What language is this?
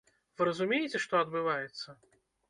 Belarusian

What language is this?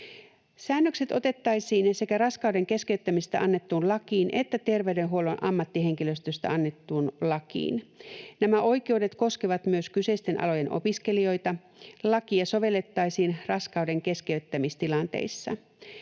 Finnish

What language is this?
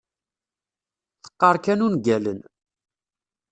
Kabyle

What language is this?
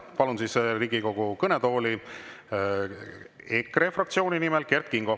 Estonian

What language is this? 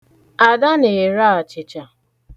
Igbo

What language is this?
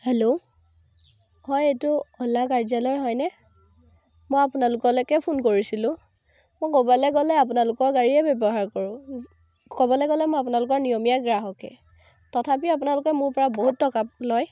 Assamese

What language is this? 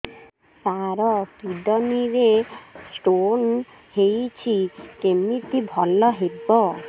Odia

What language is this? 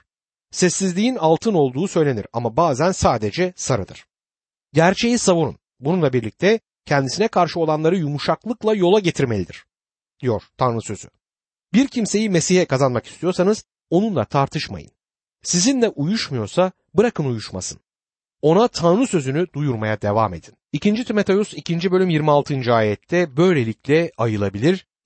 Turkish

